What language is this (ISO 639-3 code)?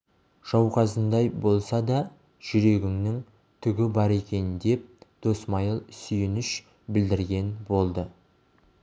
kaz